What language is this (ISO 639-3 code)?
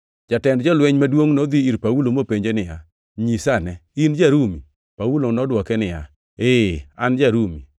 luo